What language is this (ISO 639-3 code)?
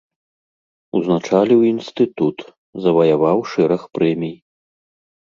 bel